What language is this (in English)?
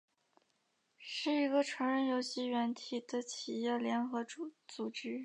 Chinese